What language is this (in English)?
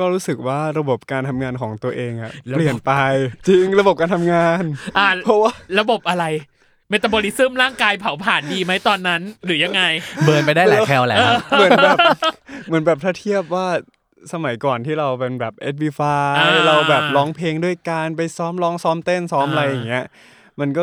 Thai